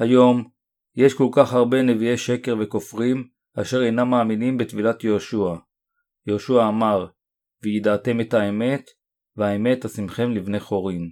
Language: Hebrew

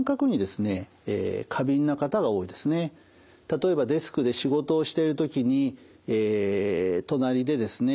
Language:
Japanese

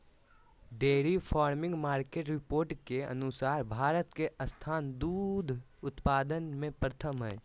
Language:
Magahi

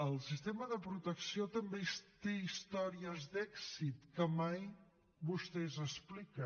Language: Catalan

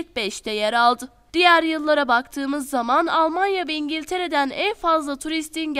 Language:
Turkish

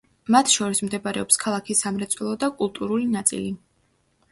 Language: Georgian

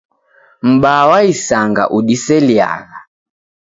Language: Taita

